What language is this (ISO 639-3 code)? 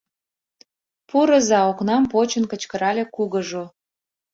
chm